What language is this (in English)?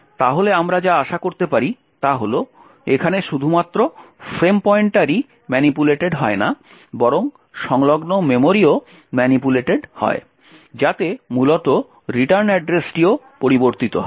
Bangla